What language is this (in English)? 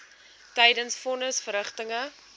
Afrikaans